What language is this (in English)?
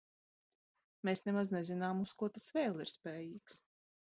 Latvian